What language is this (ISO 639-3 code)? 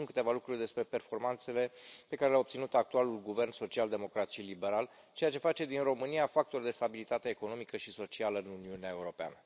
ron